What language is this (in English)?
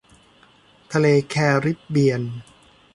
Thai